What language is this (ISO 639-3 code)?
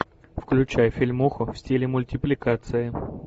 rus